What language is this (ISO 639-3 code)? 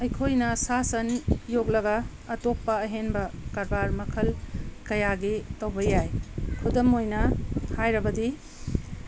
mni